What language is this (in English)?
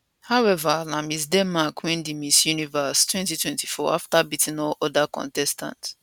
Nigerian Pidgin